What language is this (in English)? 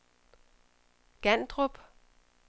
Danish